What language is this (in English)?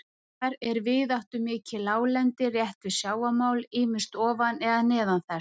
Icelandic